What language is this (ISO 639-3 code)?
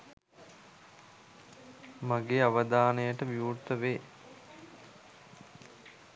sin